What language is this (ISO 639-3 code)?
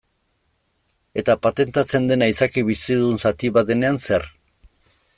eus